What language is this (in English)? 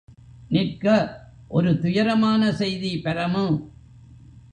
Tamil